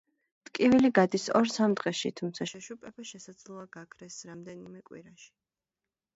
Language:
Georgian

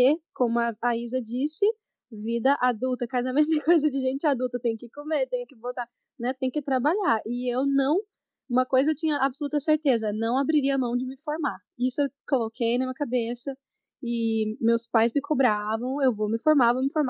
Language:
Portuguese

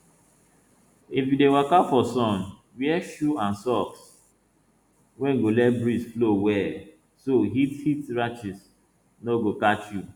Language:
Nigerian Pidgin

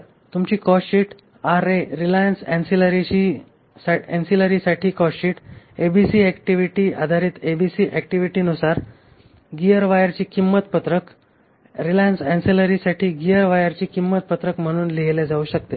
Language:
Marathi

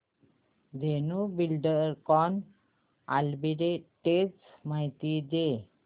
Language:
Marathi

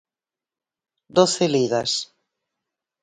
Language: Galician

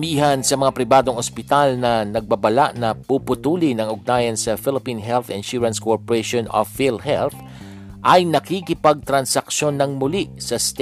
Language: Filipino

